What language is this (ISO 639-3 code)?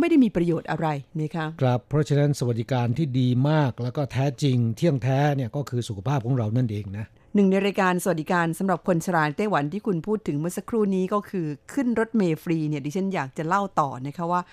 tha